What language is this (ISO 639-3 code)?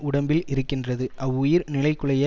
tam